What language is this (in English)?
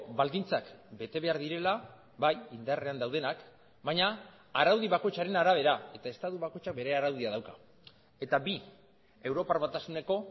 Basque